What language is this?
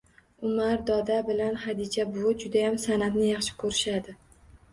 Uzbek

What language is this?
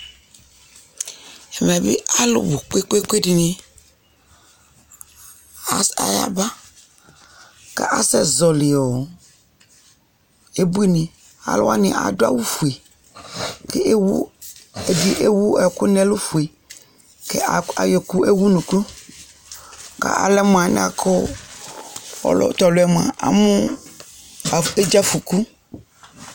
Ikposo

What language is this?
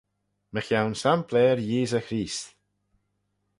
Manx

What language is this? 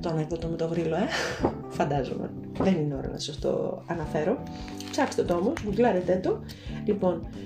Greek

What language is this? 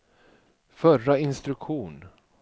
Swedish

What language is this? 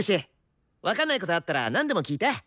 Japanese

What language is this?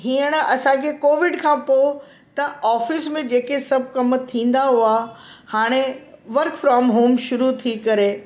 Sindhi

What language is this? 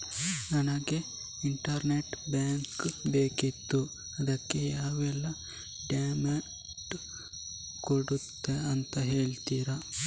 Kannada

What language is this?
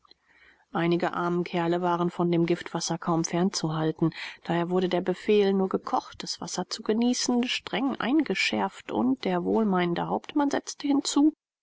German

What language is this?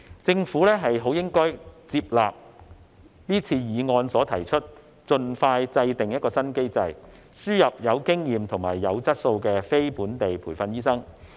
Cantonese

